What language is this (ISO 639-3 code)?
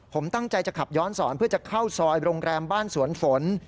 tha